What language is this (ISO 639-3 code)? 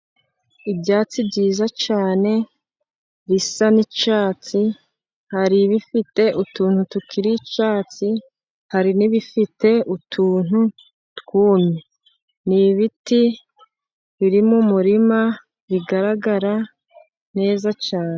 kin